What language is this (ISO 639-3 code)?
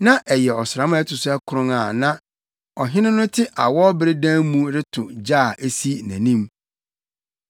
aka